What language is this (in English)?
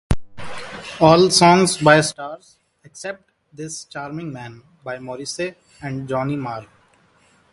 English